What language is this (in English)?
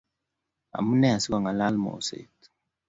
Kalenjin